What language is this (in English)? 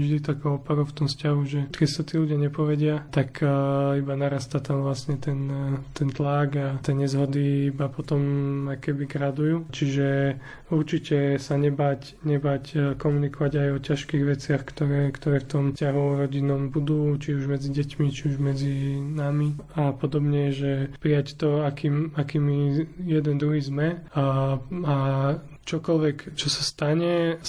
Slovak